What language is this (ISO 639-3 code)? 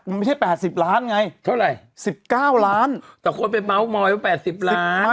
tha